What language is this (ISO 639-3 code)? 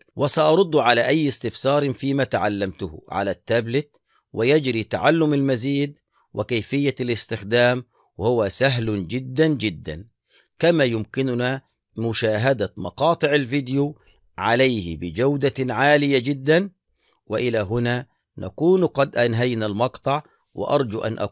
ara